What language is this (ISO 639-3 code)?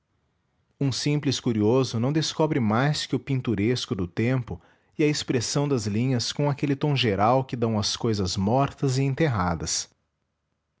por